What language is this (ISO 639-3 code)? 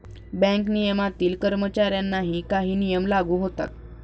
mar